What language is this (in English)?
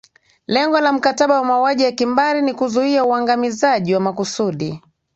Swahili